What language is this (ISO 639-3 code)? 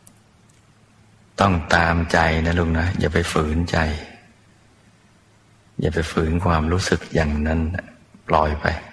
tha